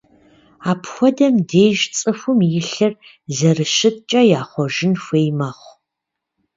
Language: Kabardian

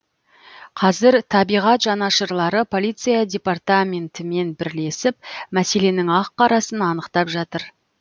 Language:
Kazakh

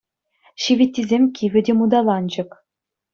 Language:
Chuvash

